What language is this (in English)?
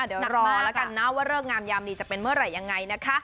Thai